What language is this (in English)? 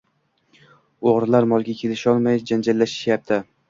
Uzbek